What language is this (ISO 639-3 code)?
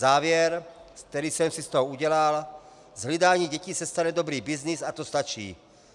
ces